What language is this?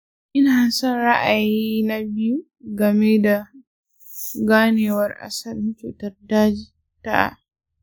Hausa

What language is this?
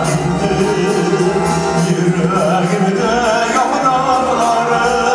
Greek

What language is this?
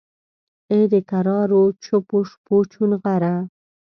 Pashto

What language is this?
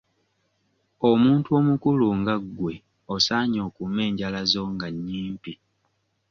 Ganda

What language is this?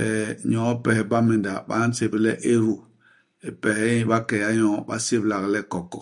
Basaa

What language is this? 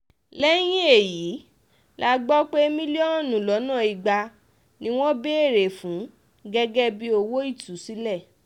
Yoruba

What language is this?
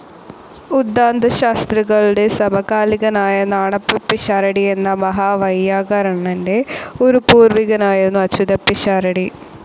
Malayalam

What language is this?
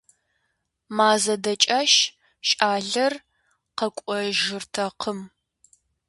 Kabardian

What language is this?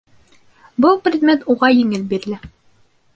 Bashkir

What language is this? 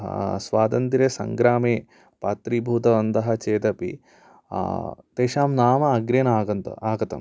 Sanskrit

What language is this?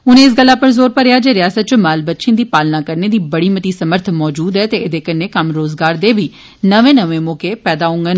Dogri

